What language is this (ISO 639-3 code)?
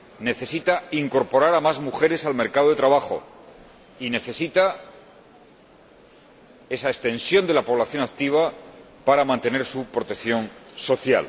spa